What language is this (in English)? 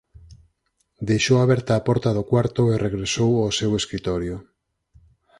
Galician